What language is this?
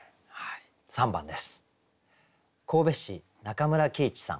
Japanese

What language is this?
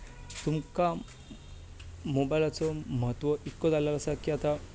Konkani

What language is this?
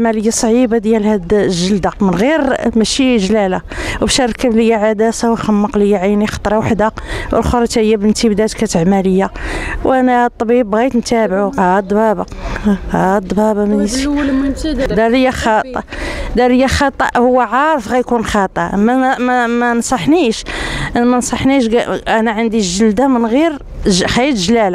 Arabic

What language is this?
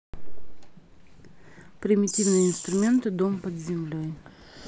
Russian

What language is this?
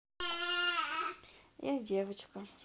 Russian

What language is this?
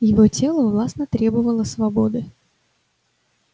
Russian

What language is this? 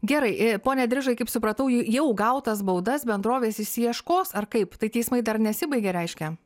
Lithuanian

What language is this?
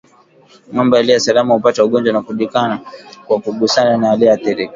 Swahili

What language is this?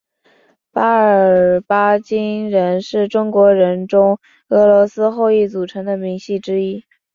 Chinese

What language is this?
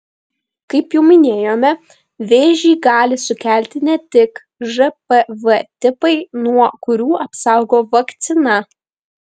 Lithuanian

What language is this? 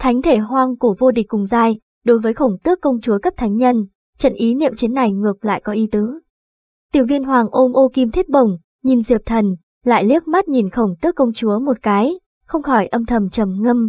Vietnamese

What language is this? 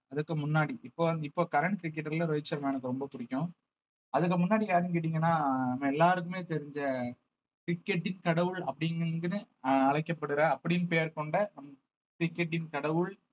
Tamil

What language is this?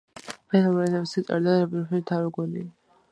Georgian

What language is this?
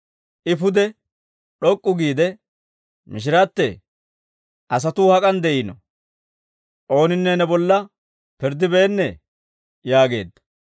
Dawro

